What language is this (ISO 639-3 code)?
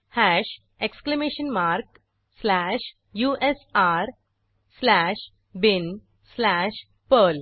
mar